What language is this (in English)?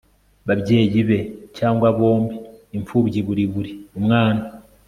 Kinyarwanda